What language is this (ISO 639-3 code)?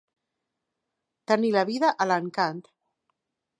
cat